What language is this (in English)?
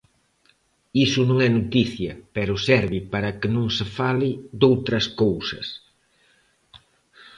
Galician